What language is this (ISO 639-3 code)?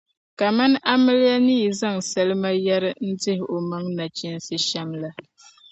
dag